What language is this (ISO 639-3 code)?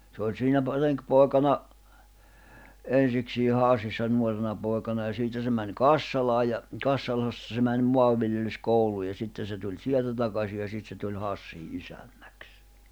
fin